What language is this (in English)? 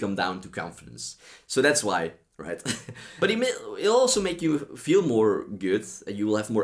English